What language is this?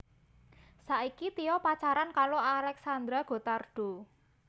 Javanese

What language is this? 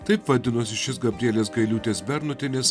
Lithuanian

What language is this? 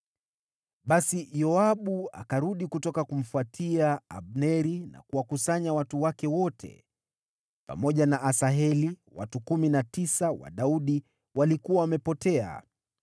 Swahili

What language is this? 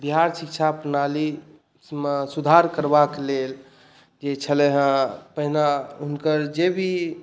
Maithili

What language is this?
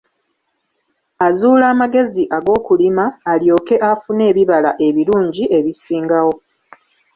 Ganda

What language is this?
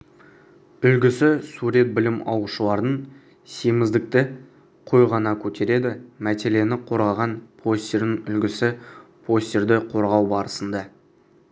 Kazakh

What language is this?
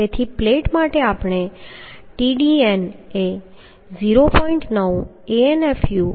Gujarati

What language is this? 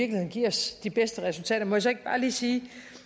Danish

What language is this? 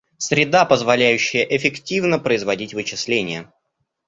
Russian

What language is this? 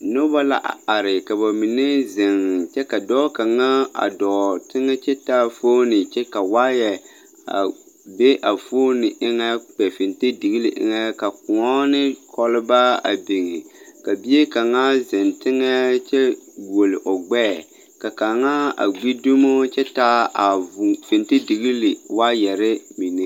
Southern Dagaare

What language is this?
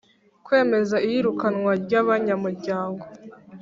Kinyarwanda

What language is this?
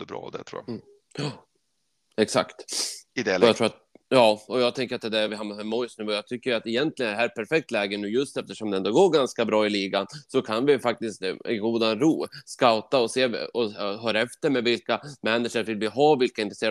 Swedish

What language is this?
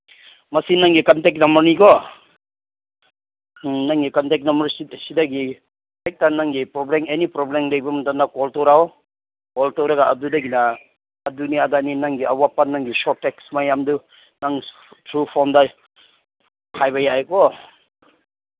Manipuri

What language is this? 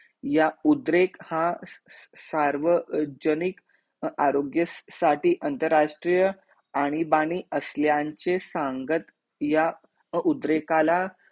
Marathi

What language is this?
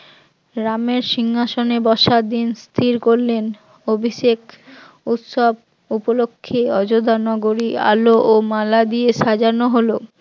Bangla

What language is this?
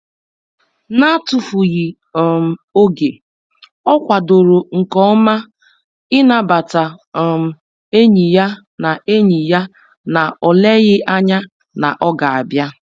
Igbo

